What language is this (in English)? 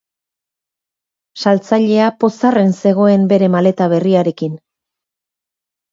Basque